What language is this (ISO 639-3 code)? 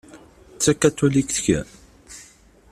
kab